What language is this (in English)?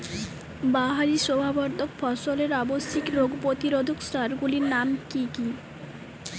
Bangla